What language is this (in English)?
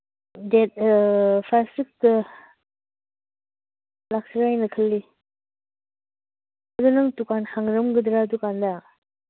Manipuri